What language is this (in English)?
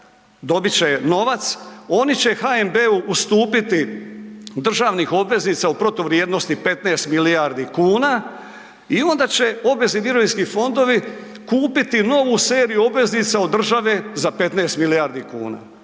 Croatian